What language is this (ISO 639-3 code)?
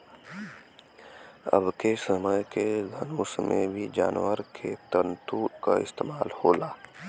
bho